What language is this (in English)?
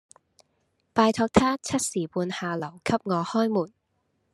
Cantonese